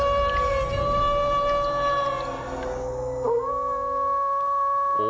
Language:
Thai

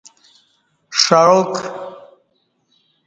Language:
Kati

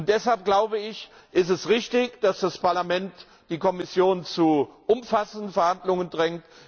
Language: German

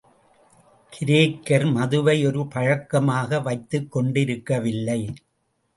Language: Tamil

